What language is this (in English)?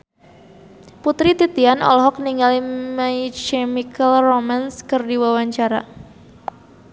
Sundanese